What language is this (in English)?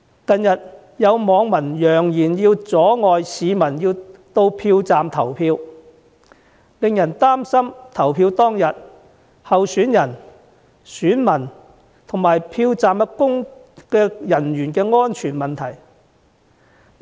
Cantonese